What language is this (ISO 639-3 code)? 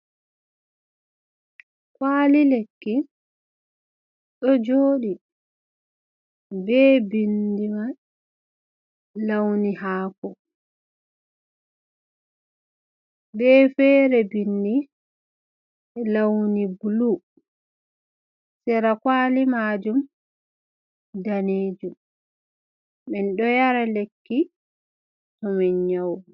ful